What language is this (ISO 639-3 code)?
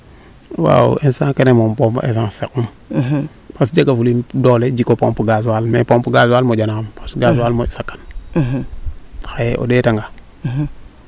srr